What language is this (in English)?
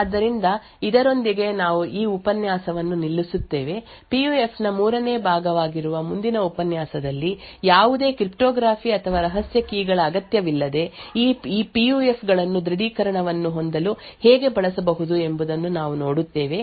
Kannada